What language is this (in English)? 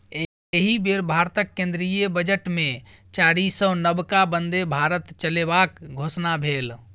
Maithili